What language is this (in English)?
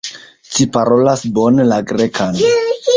Esperanto